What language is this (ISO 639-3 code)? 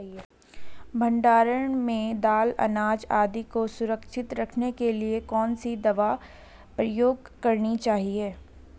hin